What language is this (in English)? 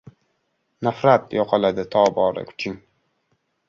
Uzbek